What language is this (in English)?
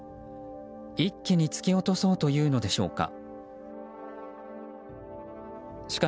Japanese